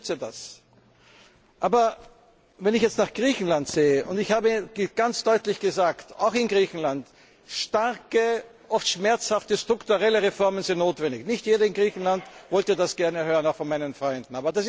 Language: German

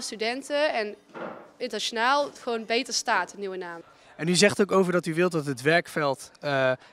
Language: Dutch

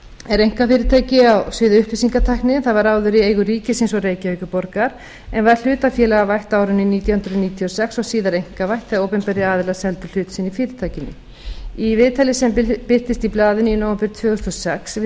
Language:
Icelandic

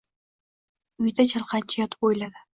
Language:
Uzbek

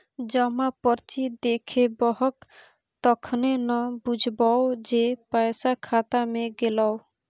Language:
Maithili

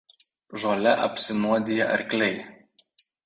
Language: Lithuanian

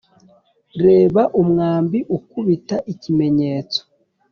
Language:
Kinyarwanda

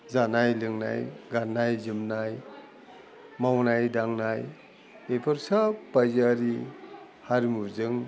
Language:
Bodo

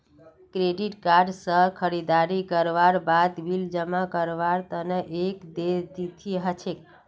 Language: Magahi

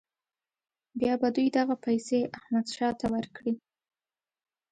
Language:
Pashto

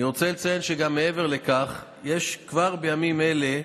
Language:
Hebrew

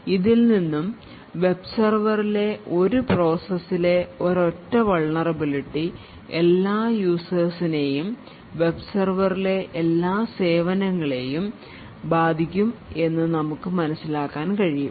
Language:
Malayalam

